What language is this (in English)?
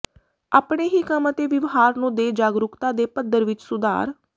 Punjabi